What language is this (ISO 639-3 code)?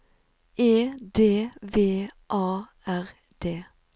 nor